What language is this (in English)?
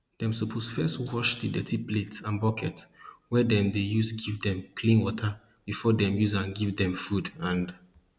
Nigerian Pidgin